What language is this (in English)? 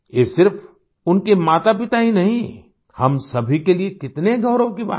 Hindi